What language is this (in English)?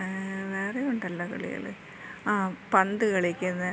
Malayalam